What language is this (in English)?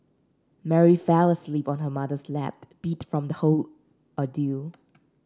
English